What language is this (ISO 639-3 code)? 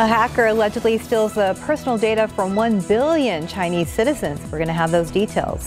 eng